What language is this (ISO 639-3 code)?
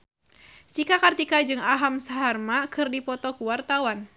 sun